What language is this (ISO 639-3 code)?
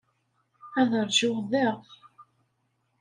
kab